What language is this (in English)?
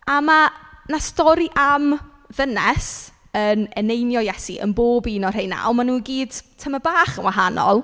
Welsh